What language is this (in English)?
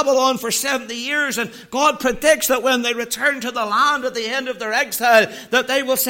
English